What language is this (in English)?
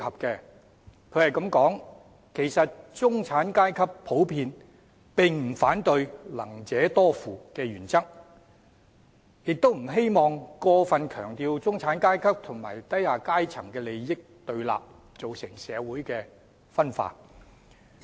Cantonese